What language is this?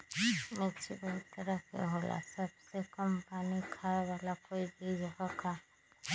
Magahi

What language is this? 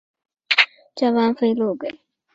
Chinese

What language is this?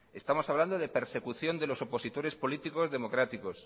Spanish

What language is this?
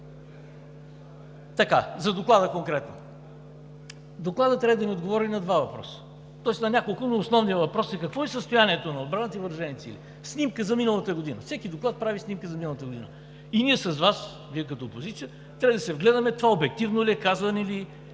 Bulgarian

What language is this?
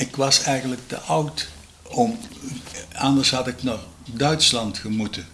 Dutch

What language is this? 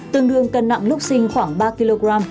Vietnamese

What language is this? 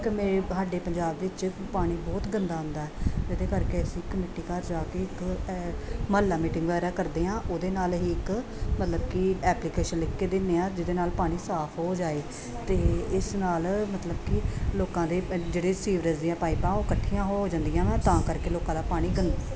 Punjabi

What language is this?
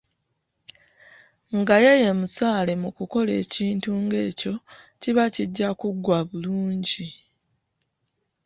Ganda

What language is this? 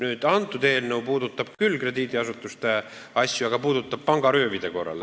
Estonian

